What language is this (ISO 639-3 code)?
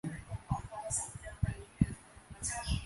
tha